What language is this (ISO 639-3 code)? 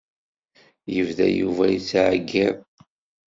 kab